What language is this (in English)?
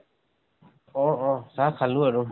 Assamese